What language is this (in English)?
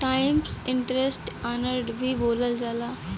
Bhojpuri